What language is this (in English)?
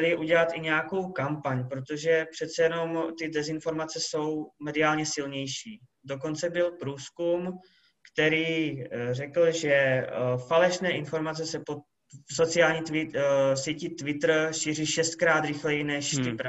Czech